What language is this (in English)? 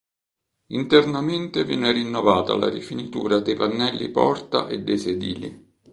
Italian